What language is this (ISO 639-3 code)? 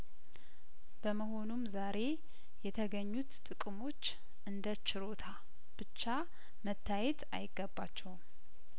amh